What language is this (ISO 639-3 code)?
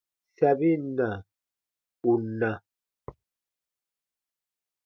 bba